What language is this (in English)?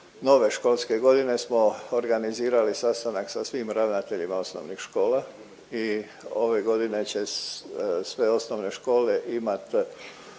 Croatian